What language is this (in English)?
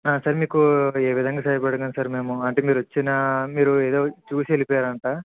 Telugu